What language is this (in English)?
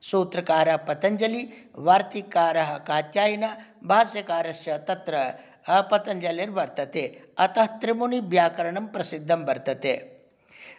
Sanskrit